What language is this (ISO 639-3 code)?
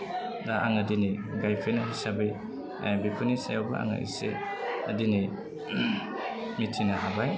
brx